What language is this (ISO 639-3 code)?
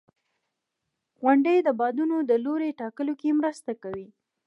pus